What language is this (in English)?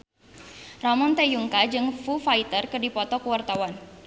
Sundanese